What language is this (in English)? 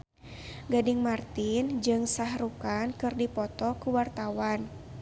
Sundanese